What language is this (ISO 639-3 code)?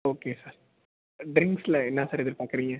tam